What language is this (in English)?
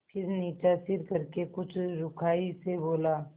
Hindi